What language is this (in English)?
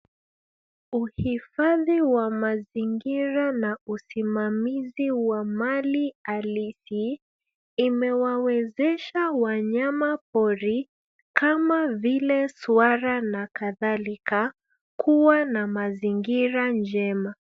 Swahili